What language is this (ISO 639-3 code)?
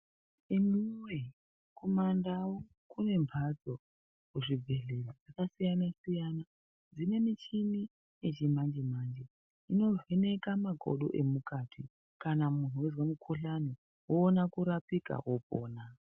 ndc